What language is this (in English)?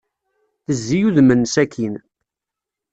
Kabyle